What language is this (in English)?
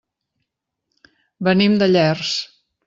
Catalan